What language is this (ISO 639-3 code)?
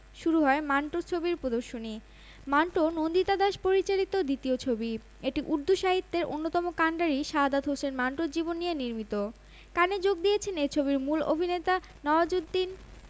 ben